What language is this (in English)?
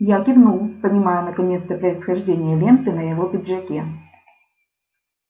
Russian